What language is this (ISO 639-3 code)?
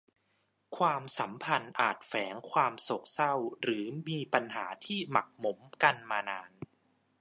tha